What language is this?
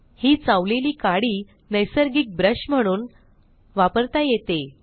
Marathi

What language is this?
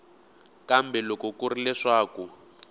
Tsonga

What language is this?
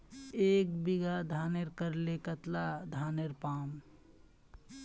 Magahi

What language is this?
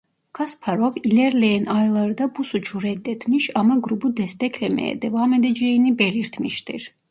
Turkish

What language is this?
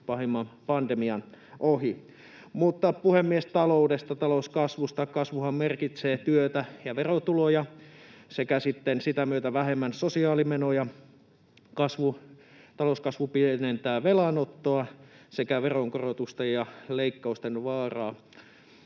Finnish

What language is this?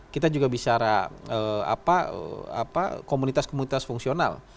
Indonesian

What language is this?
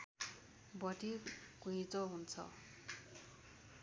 Nepali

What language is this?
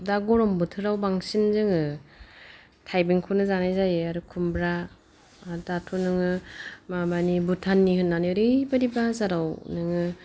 Bodo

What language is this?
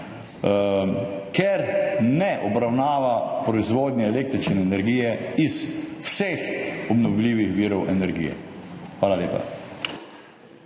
Slovenian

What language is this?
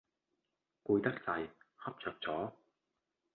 Cantonese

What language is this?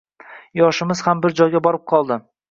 Uzbek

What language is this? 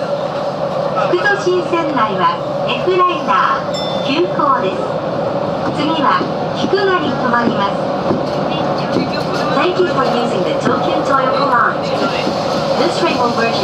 Japanese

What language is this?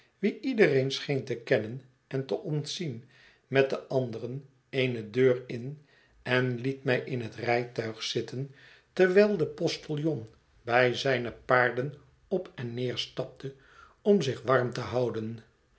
Dutch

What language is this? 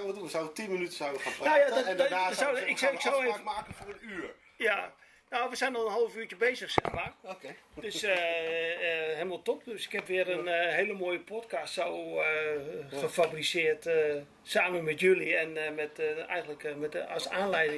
Dutch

